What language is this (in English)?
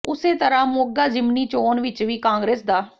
Punjabi